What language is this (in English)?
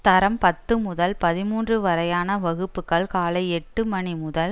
Tamil